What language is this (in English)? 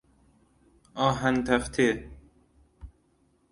Persian